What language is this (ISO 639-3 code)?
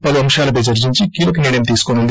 tel